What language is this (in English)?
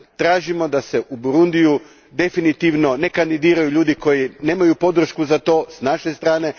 Croatian